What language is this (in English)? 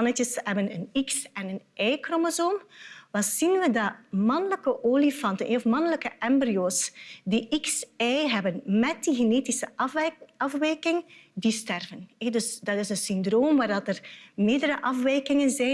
Dutch